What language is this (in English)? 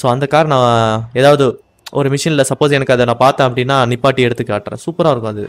Tamil